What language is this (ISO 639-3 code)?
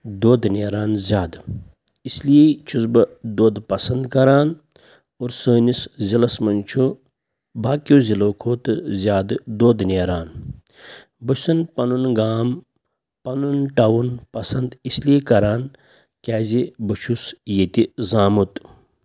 kas